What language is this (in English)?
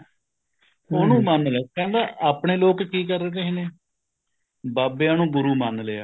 Punjabi